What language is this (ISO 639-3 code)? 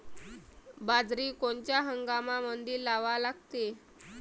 mar